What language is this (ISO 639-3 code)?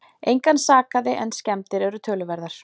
isl